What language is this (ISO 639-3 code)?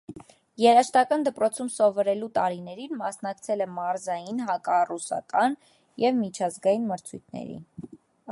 hye